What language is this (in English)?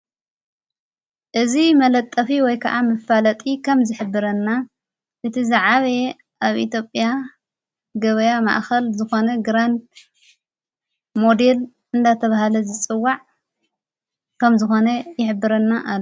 Tigrinya